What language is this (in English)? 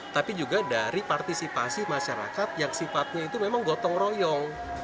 Indonesian